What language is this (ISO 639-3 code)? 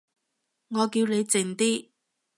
yue